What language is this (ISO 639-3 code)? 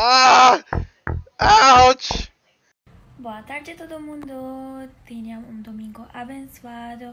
por